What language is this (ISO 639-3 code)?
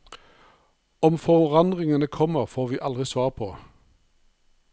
nor